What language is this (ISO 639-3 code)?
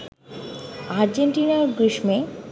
ben